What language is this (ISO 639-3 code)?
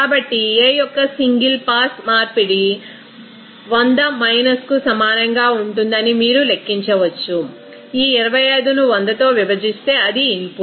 tel